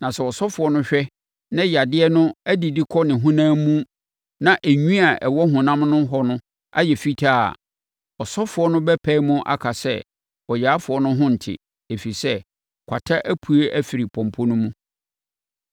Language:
Akan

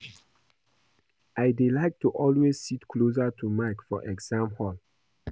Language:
Nigerian Pidgin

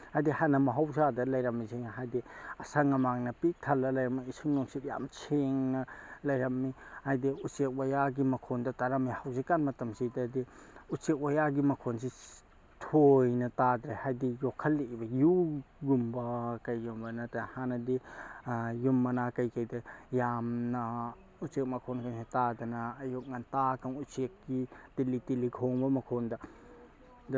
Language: Manipuri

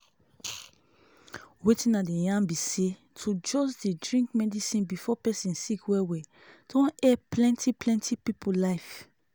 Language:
Nigerian Pidgin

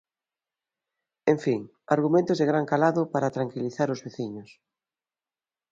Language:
Galician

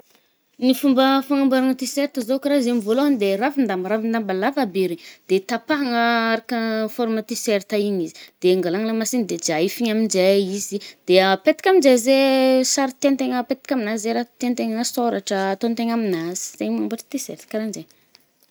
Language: Northern Betsimisaraka Malagasy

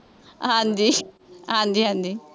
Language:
Punjabi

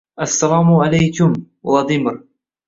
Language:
Uzbek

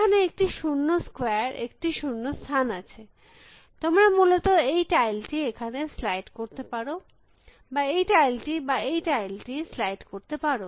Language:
Bangla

